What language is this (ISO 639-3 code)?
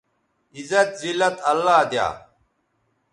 btv